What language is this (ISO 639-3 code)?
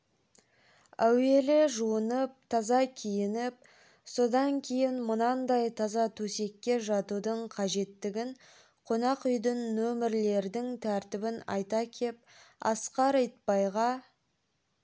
kaz